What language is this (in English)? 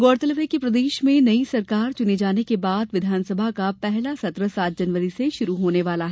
Hindi